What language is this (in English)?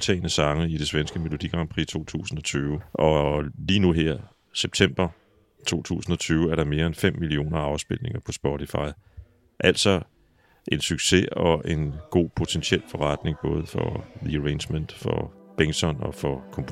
Danish